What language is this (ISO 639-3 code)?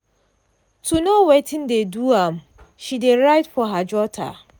pcm